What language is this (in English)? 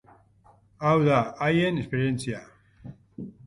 Basque